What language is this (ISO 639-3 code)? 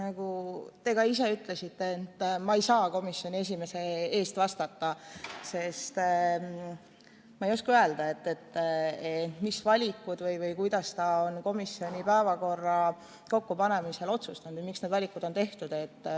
est